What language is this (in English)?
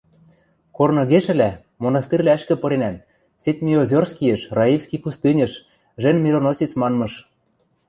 Western Mari